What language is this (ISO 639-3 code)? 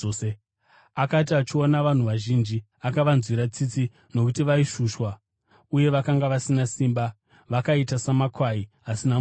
sna